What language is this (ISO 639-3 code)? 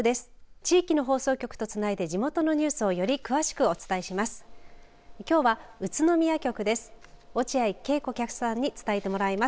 jpn